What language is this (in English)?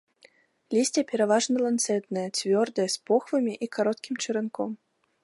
Belarusian